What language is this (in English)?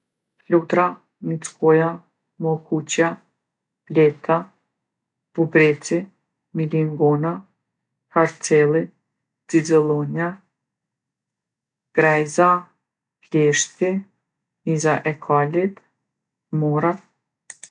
Gheg Albanian